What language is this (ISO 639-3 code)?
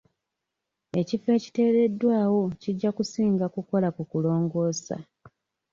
lug